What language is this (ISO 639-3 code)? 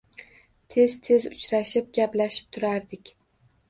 uzb